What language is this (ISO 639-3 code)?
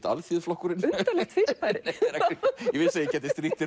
isl